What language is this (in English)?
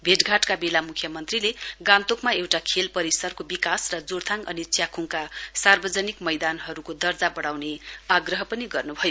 Nepali